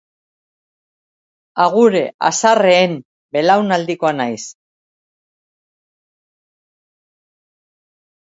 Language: Basque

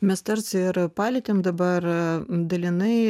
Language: Lithuanian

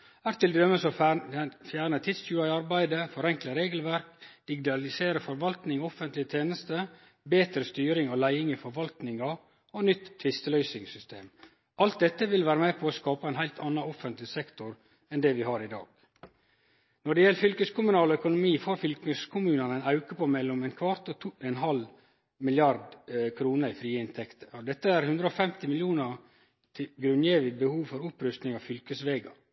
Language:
Norwegian Nynorsk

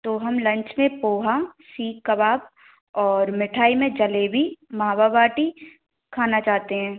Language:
Hindi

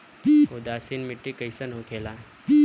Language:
Bhojpuri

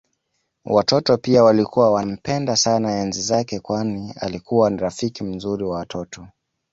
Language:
Swahili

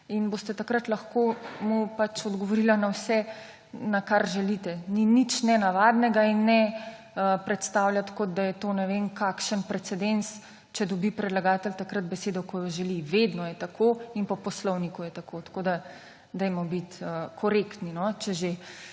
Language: Slovenian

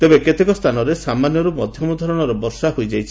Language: Odia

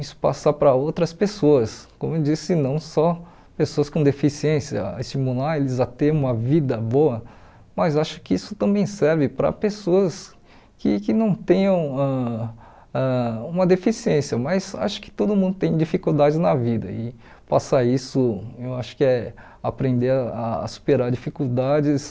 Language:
Portuguese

